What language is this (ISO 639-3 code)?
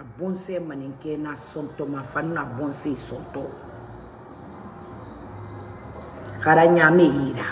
ind